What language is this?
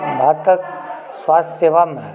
Maithili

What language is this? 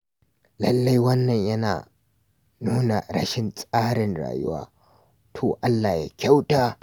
Hausa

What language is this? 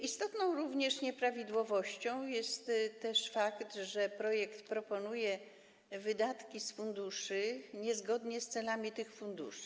Polish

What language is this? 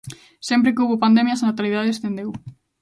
Galician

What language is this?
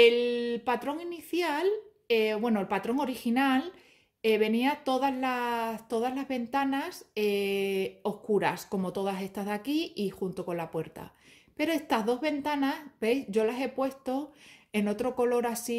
Spanish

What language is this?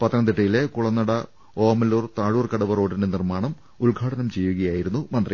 Malayalam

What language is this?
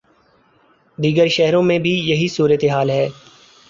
Urdu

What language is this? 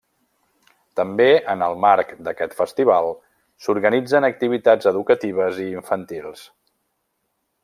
Catalan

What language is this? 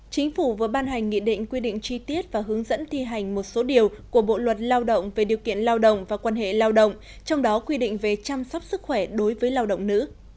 Vietnamese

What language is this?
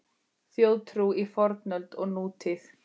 Icelandic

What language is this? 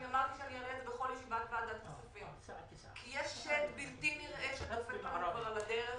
Hebrew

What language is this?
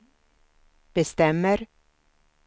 Swedish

